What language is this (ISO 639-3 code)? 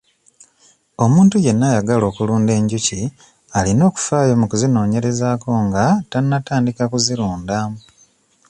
lug